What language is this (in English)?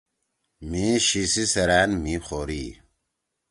Torwali